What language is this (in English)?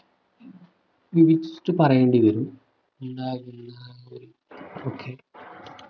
Malayalam